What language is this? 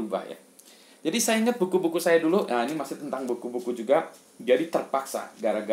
Indonesian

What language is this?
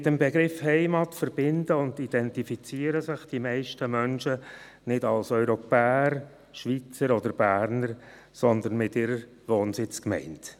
Swiss German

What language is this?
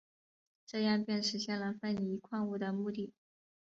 Chinese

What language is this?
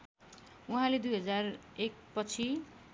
Nepali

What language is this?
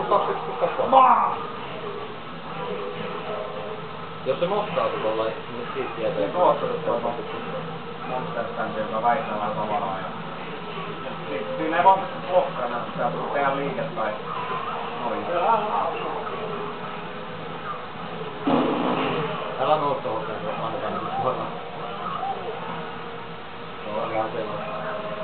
Finnish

